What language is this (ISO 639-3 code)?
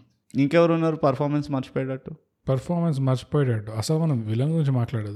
tel